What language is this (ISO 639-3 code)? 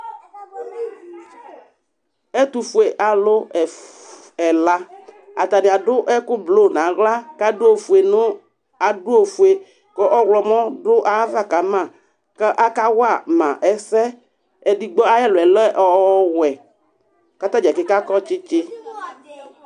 kpo